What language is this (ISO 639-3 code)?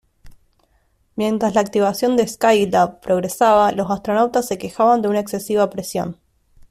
spa